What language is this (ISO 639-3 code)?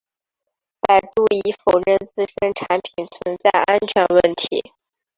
zho